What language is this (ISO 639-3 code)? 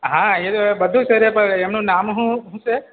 guj